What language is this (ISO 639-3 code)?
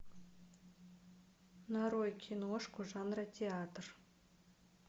rus